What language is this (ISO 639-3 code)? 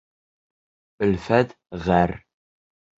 bak